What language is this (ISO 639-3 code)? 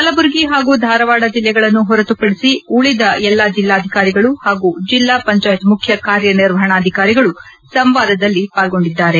kan